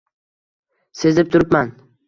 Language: Uzbek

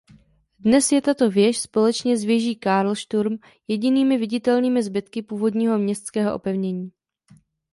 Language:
Czech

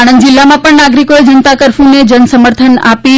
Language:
Gujarati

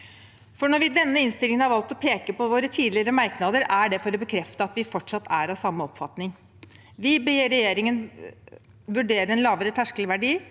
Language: Norwegian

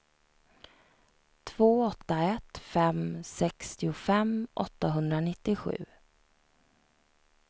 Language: Swedish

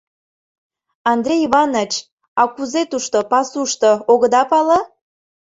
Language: Mari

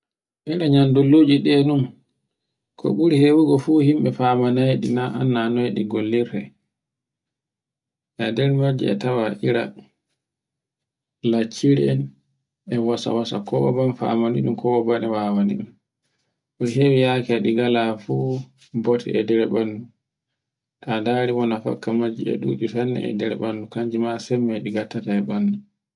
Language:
Borgu Fulfulde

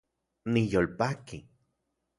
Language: Central Puebla Nahuatl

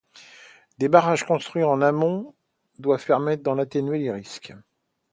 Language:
French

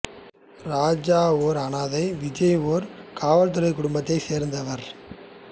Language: Tamil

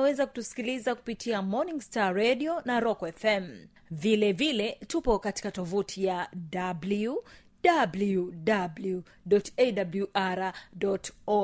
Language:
Swahili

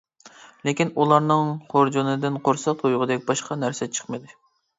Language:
Uyghur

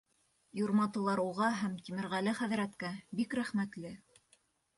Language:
Bashkir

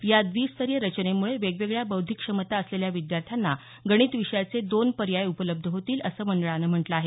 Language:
Marathi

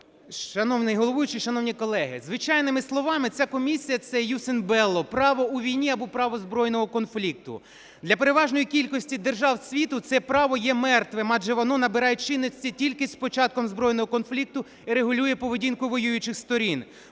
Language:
Ukrainian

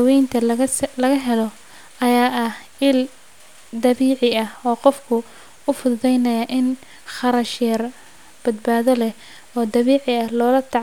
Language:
Somali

